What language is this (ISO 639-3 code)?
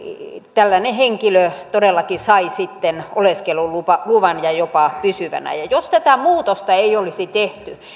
fin